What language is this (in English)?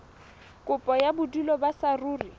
Southern Sotho